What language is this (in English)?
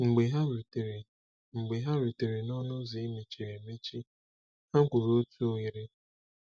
Igbo